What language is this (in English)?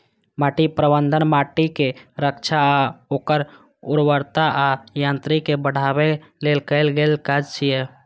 Maithili